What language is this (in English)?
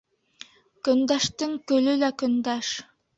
Bashkir